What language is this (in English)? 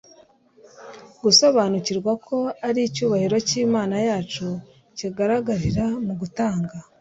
Kinyarwanda